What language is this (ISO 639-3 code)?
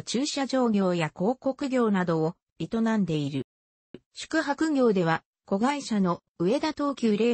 jpn